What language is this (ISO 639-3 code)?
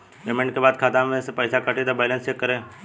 bho